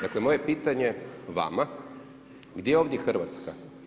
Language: Croatian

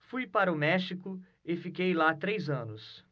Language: Portuguese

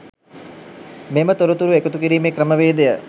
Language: Sinhala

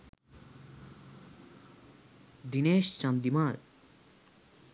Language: Sinhala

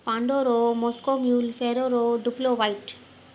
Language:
Sindhi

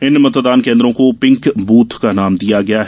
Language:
Hindi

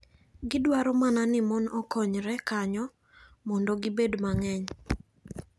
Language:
Luo (Kenya and Tanzania)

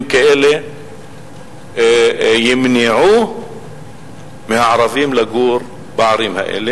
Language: Hebrew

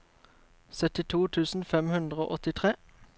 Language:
Norwegian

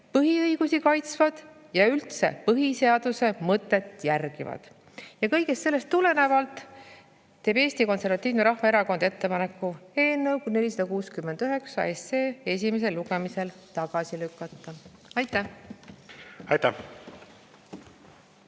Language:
Estonian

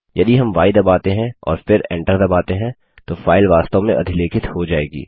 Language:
Hindi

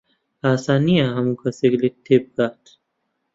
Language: Central Kurdish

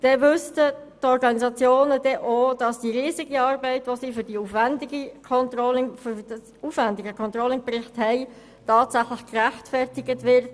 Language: Swiss German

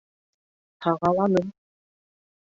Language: Bashkir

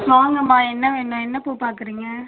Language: Tamil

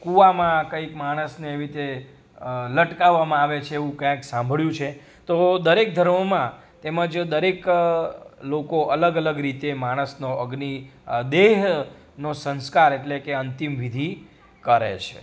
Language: Gujarati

